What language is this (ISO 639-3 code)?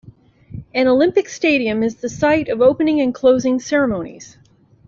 eng